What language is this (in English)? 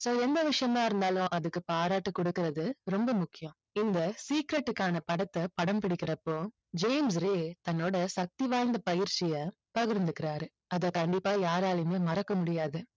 Tamil